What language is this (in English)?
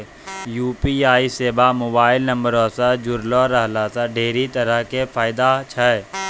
Maithili